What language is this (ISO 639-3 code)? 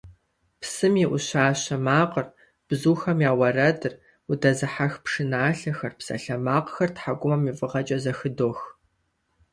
kbd